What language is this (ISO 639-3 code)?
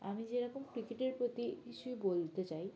ben